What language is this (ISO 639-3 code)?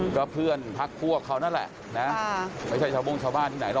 tha